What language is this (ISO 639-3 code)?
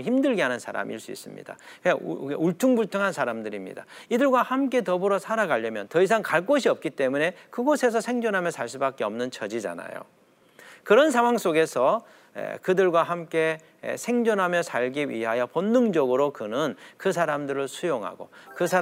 kor